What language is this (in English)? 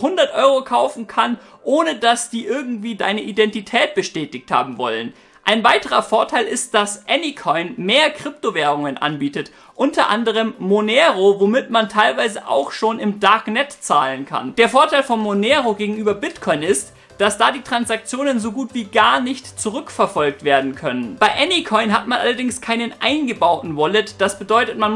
German